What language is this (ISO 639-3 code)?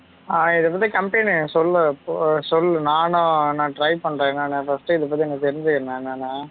tam